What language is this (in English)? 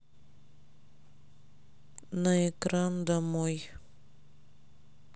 Russian